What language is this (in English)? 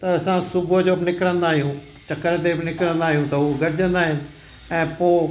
Sindhi